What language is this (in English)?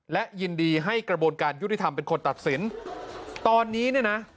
Thai